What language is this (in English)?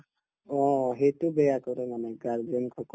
Assamese